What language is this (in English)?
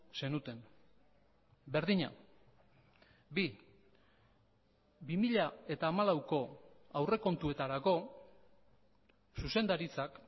Basque